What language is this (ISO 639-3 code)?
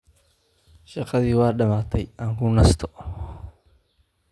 som